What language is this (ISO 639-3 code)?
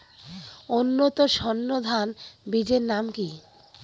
ben